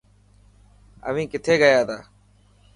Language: Dhatki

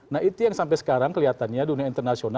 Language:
Indonesian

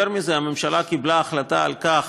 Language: Hebrew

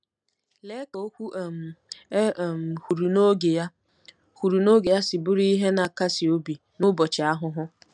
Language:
Igbo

